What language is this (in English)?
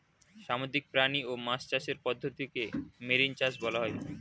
Bangla